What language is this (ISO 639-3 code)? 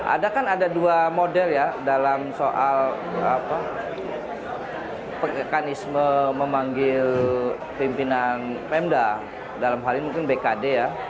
ind